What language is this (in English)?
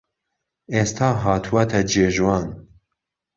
Central Kurdish